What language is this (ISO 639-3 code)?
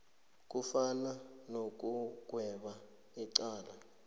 nbl